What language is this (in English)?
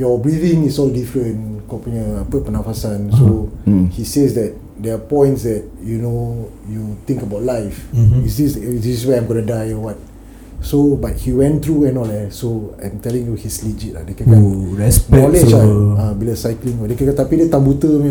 Malay